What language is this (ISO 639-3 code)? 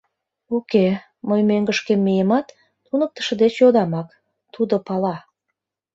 chm